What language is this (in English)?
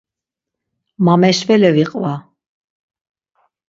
Laz